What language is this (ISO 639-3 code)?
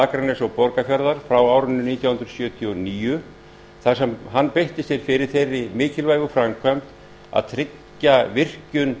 isl